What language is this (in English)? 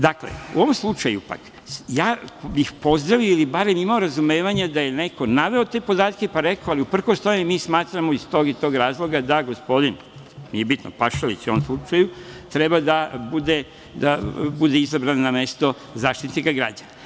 Serbian